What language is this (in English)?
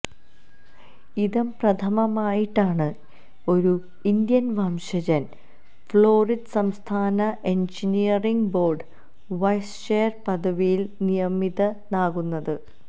Malayalam